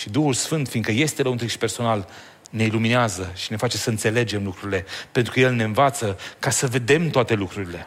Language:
Romanian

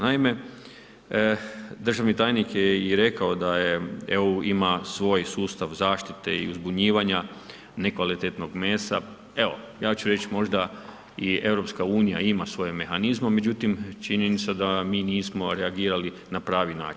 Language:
Croatian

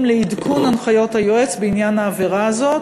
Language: Hebrew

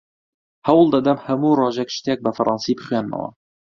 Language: Central Kurdish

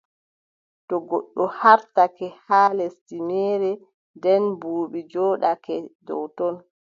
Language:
Adamawa Fulfulde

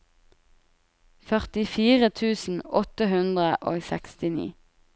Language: Norwegian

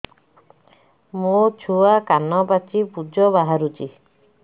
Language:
Odia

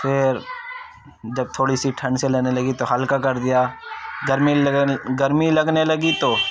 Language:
Urdu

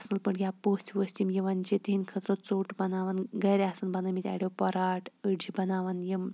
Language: Kashmiri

